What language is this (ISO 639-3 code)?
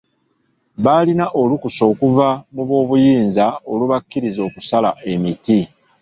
lug